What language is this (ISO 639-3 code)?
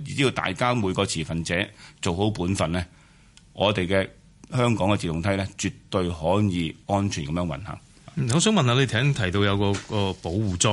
zho